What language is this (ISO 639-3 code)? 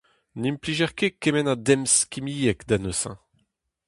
bre